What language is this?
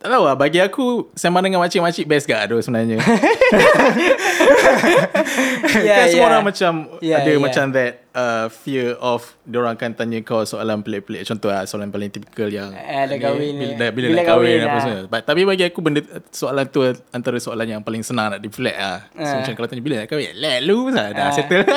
Malay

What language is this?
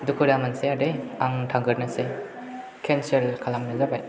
Bodo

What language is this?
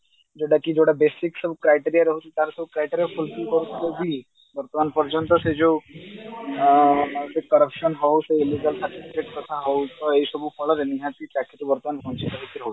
Odia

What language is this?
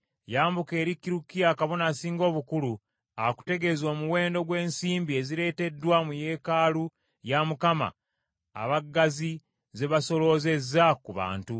Ganda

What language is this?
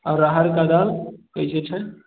Maithili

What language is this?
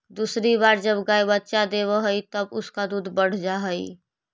Magahi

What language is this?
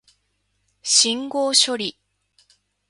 Japanese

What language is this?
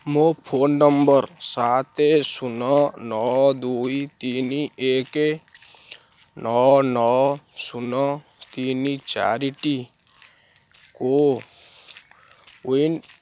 Odia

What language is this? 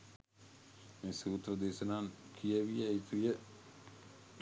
Sinhala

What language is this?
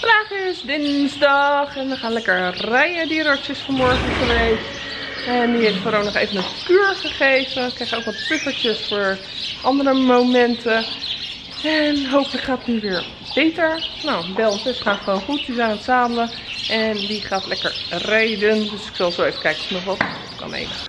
Dutch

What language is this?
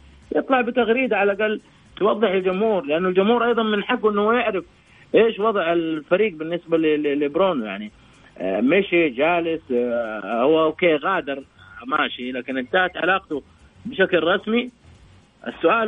Arabic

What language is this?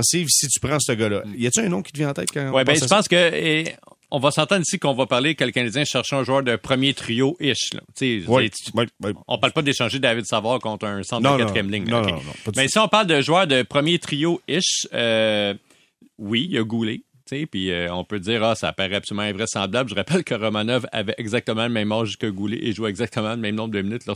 French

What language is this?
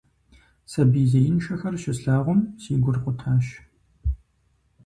Kabardian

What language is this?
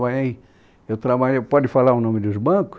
Portuguese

